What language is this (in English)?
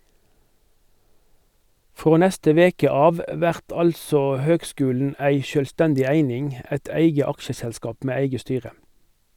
Norwegian